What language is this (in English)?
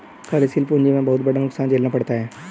Hindi